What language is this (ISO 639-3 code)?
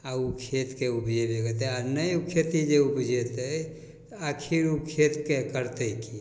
mai